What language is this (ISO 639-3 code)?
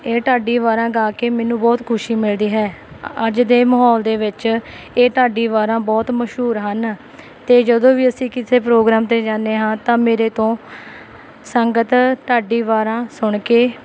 pan